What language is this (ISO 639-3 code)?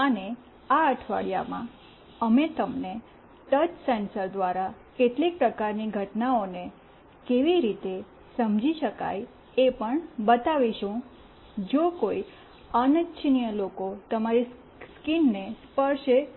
guj